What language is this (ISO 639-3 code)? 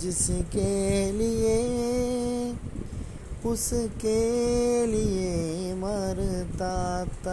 mal